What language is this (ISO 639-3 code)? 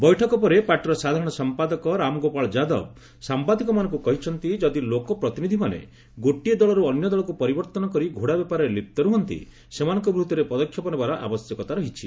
ori